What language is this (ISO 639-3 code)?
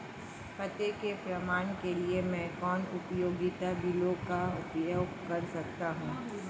hin